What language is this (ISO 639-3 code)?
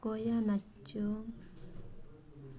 ori